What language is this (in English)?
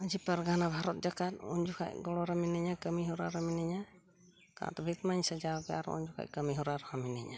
Santali